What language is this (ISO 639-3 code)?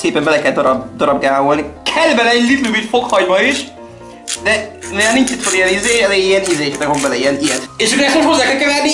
hun